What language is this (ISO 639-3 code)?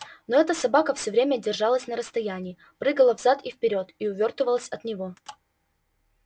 rus